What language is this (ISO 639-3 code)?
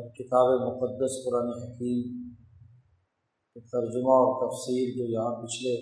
urd